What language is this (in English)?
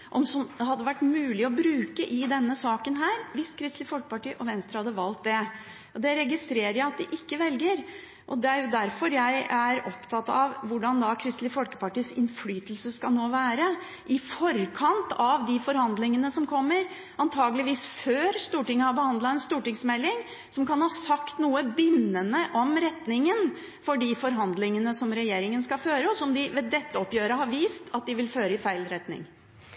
Norwegian Bokmål